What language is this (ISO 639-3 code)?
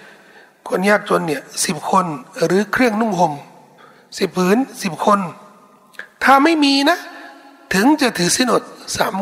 tha